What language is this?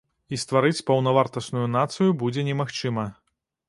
Belarusian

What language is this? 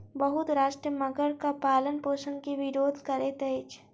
Maithili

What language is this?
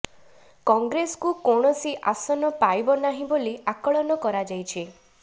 Odia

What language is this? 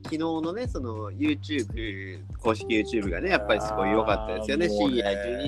Japanese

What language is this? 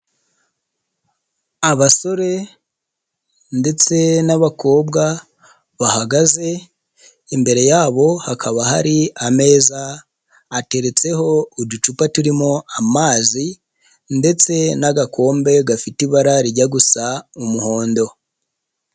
Kinyarwanda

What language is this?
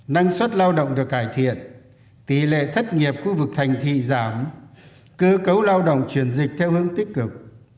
Vietnamese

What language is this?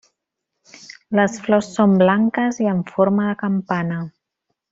Catalan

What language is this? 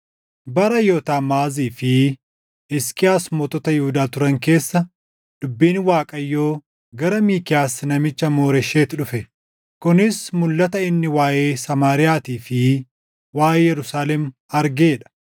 Oromo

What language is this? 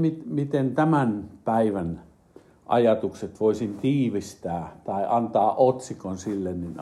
Finnish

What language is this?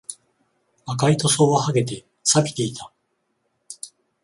Japanese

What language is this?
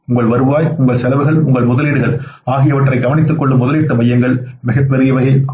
Tamil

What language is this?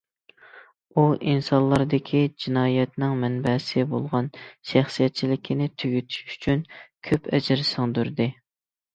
Uyghur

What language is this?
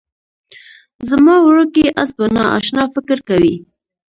Pashto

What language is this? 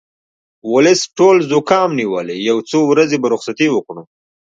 Pashto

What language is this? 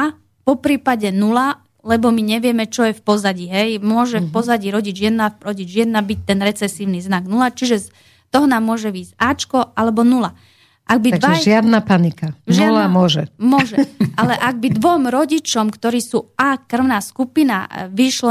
Slovak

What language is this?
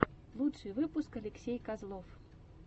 Russian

